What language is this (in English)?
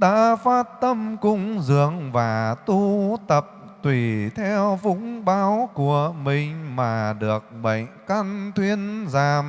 Vietnamese